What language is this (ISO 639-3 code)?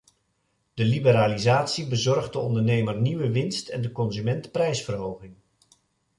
nld